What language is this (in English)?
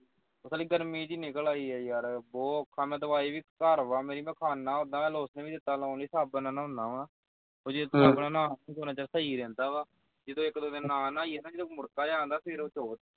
Punjabi